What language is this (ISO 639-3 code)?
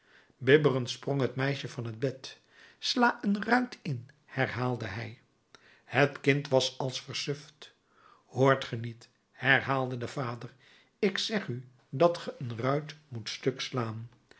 nld